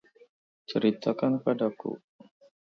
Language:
Indonesian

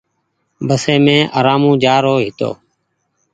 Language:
Goaria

